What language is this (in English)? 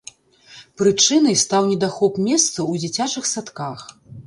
Belarusian